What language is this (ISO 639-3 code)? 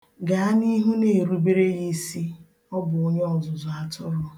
ibo